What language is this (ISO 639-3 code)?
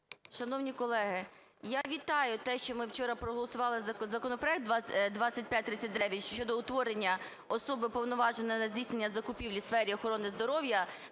ukr